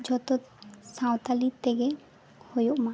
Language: Santali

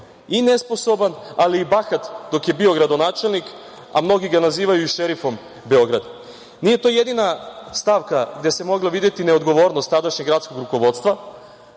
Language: Serbian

